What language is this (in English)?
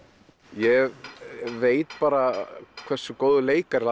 Icelandic